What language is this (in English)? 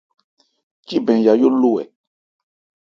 Ebrié